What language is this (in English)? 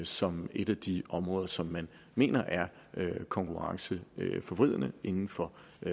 Danish